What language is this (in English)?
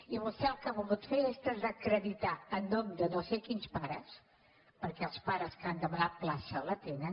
Catalan